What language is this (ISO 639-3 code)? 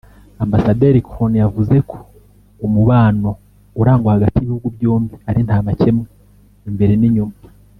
kin